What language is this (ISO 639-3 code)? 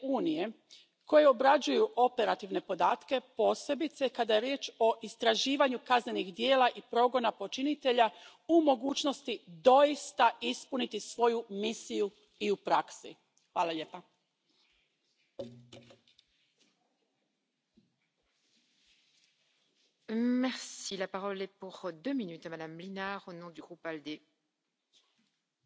fra